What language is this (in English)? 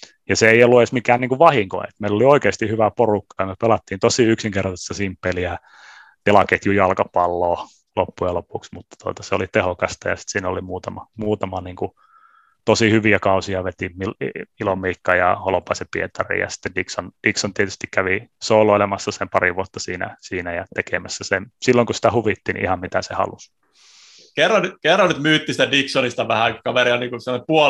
Finnish